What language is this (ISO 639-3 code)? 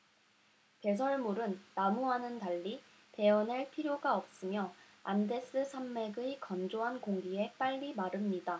kor